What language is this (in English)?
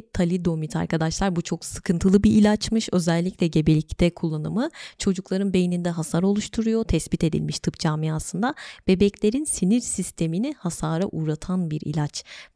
Turkish